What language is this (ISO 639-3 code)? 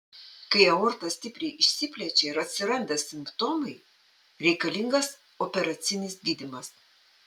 lit